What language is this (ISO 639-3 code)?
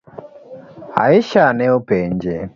luo